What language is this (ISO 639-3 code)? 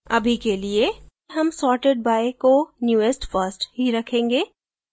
hin